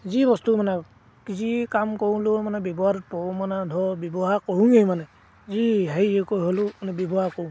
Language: Assamese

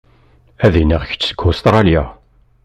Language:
Kabyle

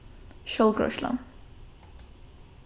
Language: Faroese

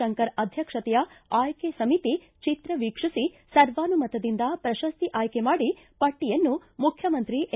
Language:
Kannada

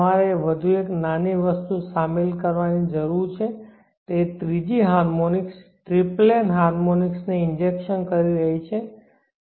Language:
Gujarati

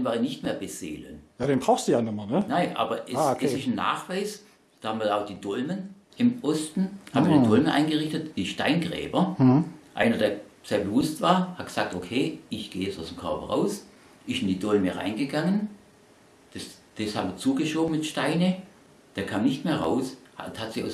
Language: German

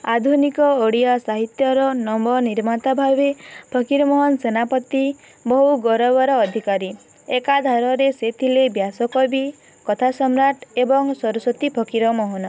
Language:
Odia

